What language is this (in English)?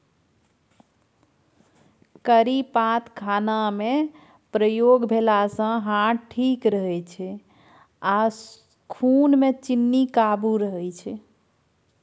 Maithili